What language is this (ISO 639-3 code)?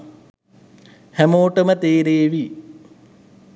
sin